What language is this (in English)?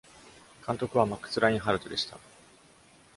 Japanese